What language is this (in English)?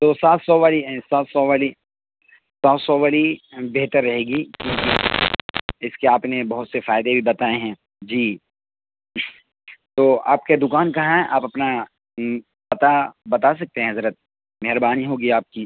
Urdu